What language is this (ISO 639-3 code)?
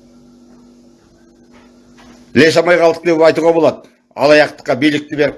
tur